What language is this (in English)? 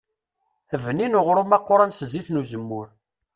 Kabyle